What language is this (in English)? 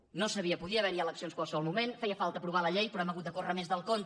Catalan